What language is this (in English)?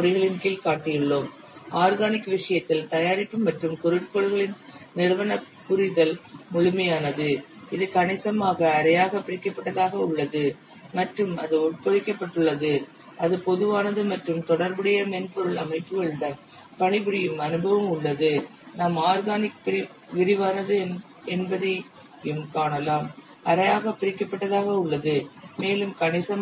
Tamil